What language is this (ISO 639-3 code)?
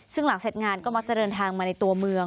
tha